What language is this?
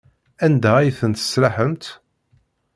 Kabyle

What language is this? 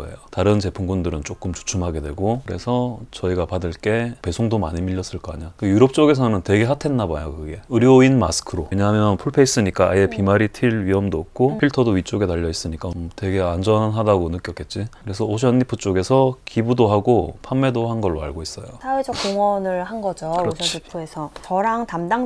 Korean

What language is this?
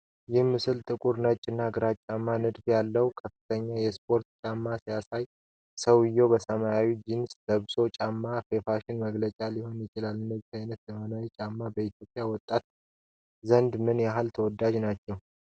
Amharic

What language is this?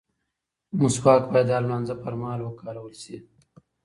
Pashto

